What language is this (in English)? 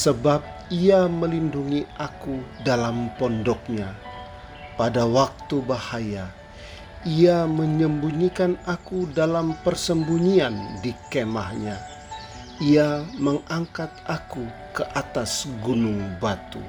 Indonesian